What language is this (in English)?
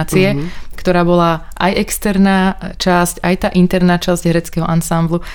Slovak